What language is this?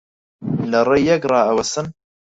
Central Kurdish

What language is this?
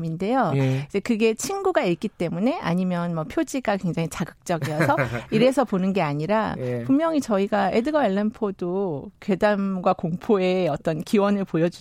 Korean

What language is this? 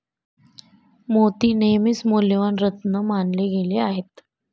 Marathi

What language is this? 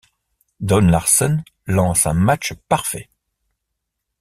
French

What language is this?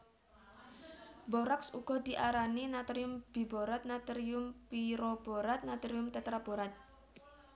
Javanese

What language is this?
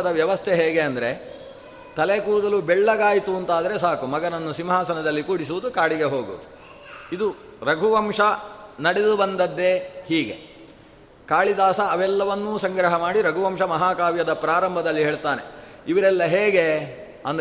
Kannada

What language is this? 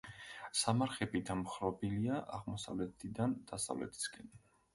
Georgian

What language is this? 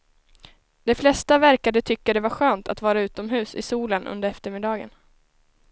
Swedish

